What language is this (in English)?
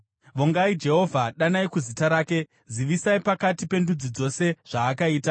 Shona